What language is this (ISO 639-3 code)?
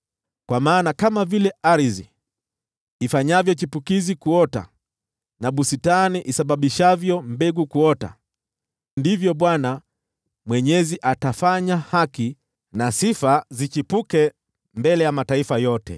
swa